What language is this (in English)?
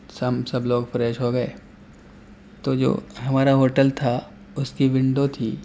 Urdu